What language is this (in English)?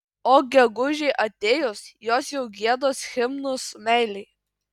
Lithuanian